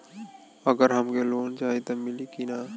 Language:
Bhojpuri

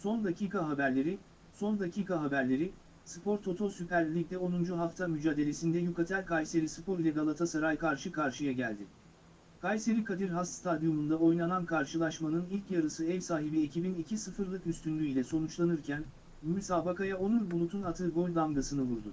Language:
Turkish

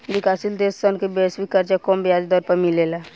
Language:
Bhojpuri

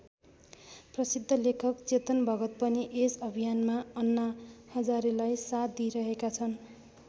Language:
Nepali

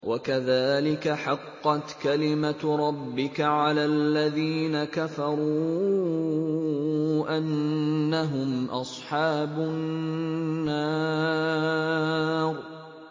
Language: Arabic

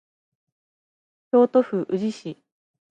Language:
Japanese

